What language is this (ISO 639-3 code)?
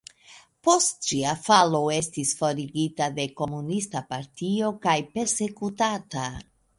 epo